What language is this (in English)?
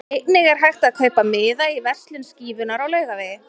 Icelandic